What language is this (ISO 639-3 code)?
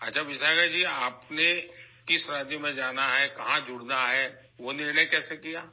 urd